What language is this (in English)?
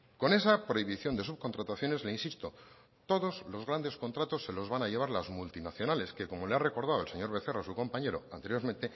Spanish